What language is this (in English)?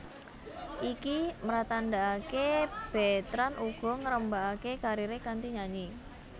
Javanese